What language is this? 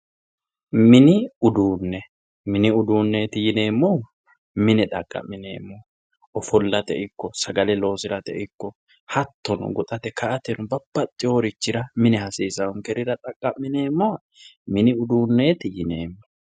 Sidamo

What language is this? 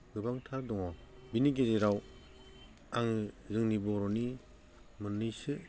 Bodo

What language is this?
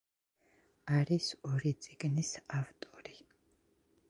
Georgian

